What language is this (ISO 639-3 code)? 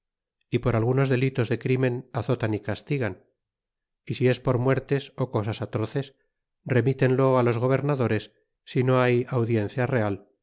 spa